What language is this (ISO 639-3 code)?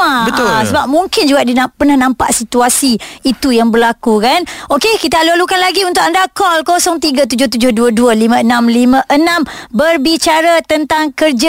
msa